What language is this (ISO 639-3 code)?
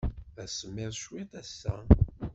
kab